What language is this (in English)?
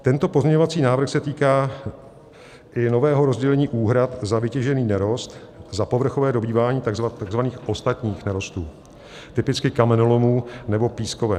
Czech